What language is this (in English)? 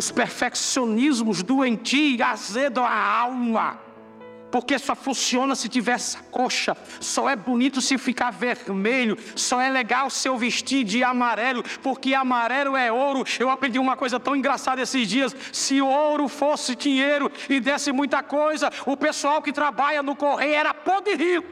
Portuguese